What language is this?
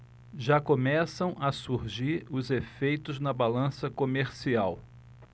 Portuguese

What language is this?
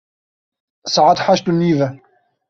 Kurdish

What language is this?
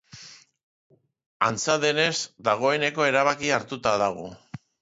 Basque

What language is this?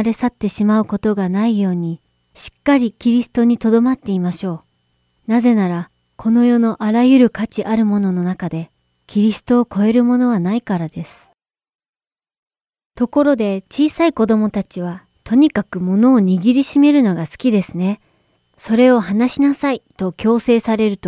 Japanese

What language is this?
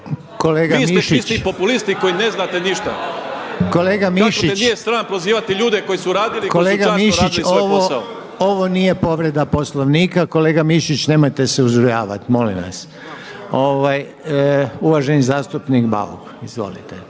Croatian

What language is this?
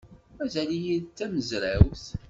Kabyle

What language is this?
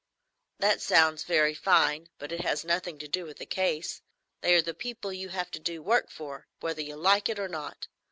English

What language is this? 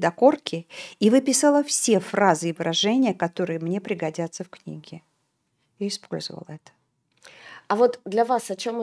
Russian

